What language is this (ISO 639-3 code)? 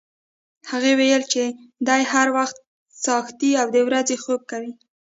pus